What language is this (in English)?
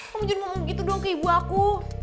Indonesian